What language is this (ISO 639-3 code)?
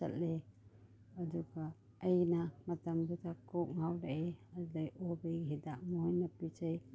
mni